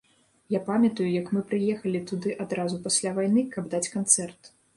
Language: Belarusian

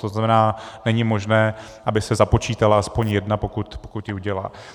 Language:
Czech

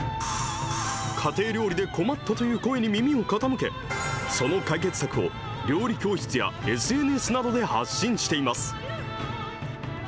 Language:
Japanese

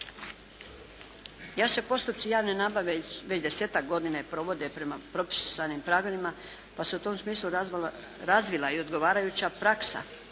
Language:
Croatian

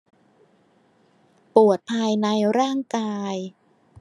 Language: Thai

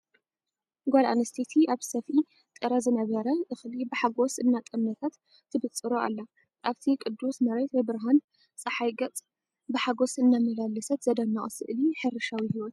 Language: Tigrinya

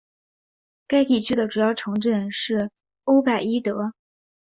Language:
Chinese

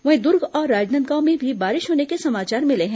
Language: Hindi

